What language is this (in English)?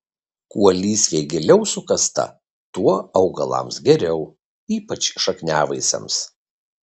Lithuanian